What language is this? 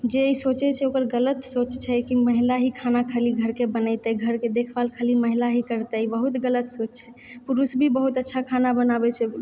Maithili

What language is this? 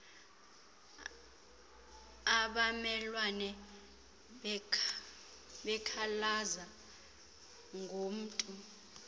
Xhosa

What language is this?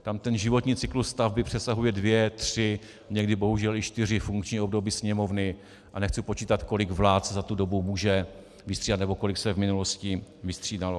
Czech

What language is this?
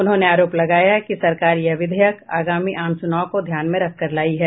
Hindi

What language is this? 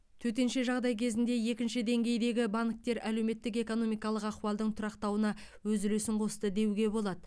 Kazakh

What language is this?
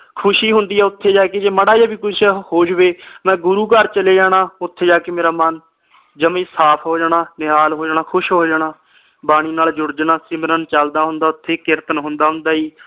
Punjabi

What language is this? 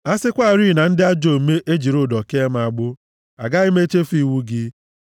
Igbo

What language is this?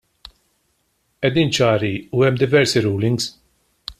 Maltese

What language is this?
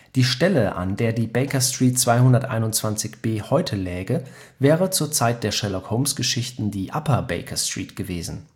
German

